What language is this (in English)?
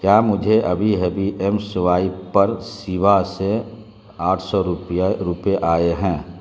Urdu